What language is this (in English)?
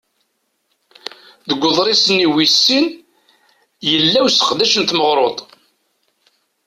Kabyle